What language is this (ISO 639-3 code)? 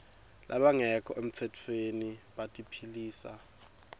ssw